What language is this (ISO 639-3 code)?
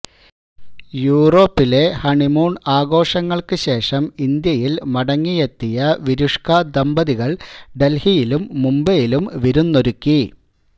mal